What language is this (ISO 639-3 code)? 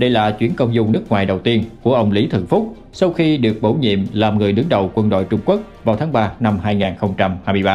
vie